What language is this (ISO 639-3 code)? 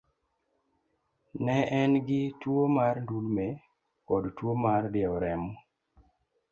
luo